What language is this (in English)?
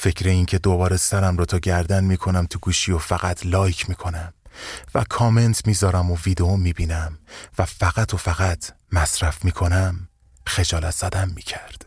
Persian